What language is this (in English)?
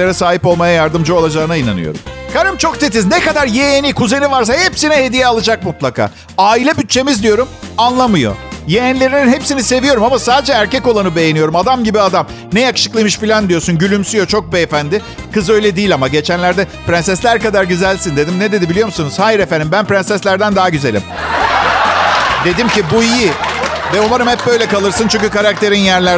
Turkish